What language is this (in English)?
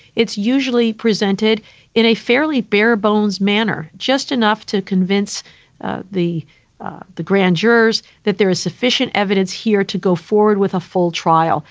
English